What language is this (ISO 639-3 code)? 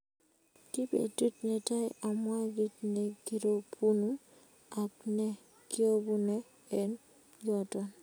kln